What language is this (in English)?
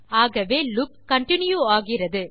Tamil